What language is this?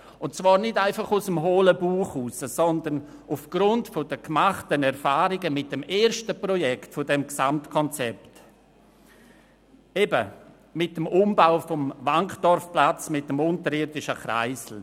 Swiss German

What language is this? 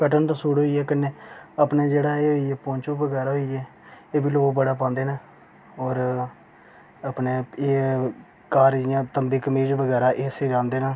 Dogri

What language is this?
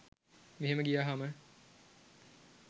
Sinhala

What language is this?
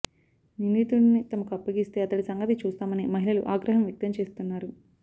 Telugu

